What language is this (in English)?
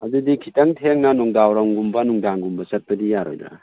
Manipuri